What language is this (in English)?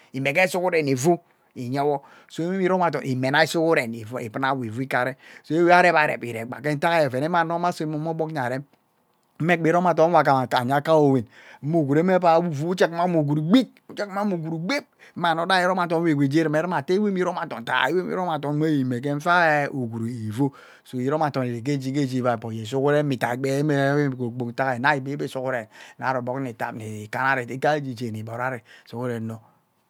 Ubaghara